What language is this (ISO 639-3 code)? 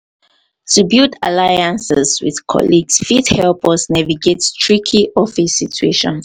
pcm